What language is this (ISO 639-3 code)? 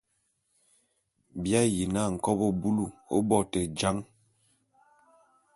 bum